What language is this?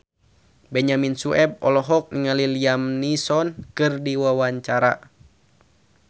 Sundanese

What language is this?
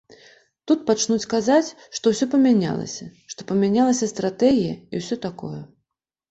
Belarusian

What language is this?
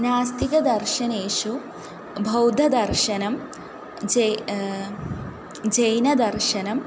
Sanskrit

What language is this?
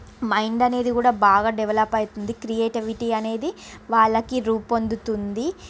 Telugu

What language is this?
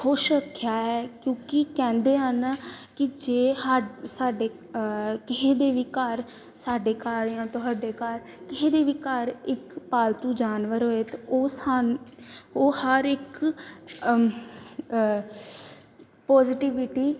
Punjabi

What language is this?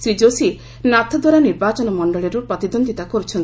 Odia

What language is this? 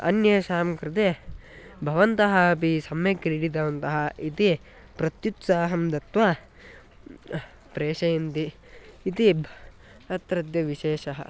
Sanskrit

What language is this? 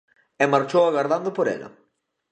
Galician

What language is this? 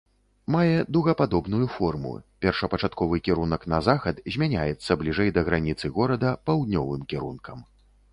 Belarusian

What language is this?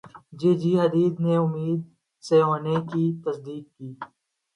Urdu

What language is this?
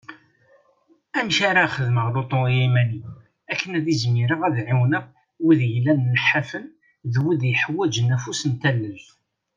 Kabyle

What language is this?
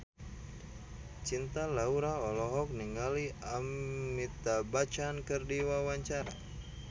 Sundanese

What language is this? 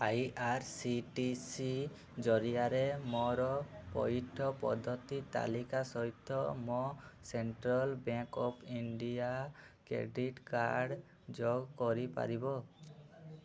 Odia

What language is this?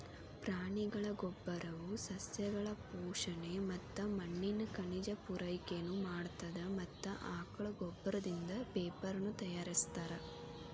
Kannada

